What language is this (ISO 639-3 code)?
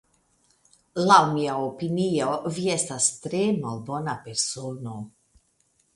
epo